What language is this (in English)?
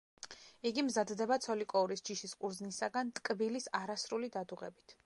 Georgian